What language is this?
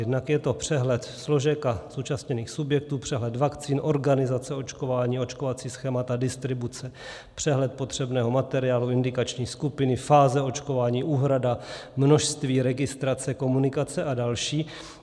Czech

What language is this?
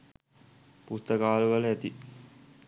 Sinhala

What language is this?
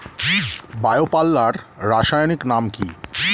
Bangla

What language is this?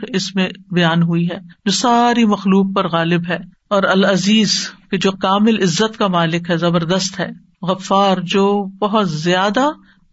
Urdu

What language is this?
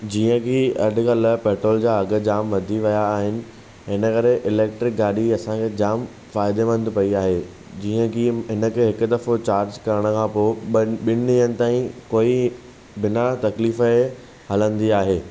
Sindhi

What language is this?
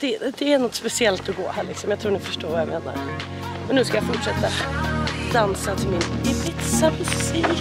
Swedish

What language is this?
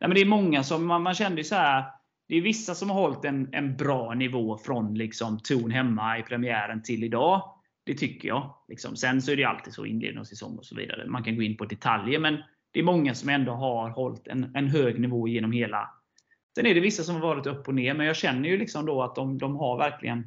Swedish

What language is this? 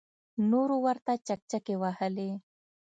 Pashto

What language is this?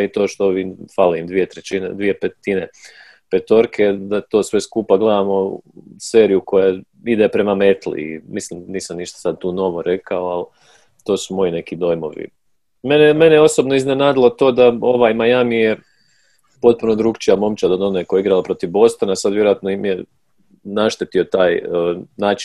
Croatian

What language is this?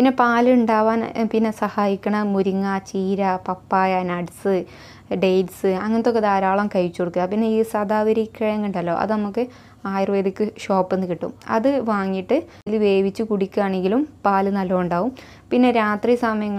Turkish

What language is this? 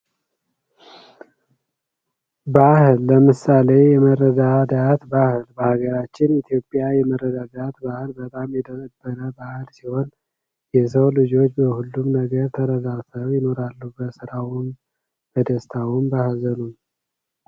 Amharic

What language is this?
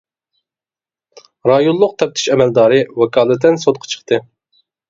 Uyghur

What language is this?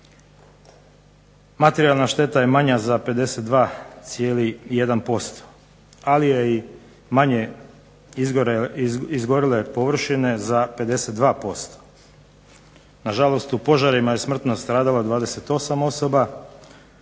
Croatian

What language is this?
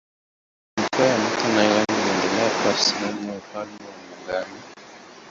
Swahili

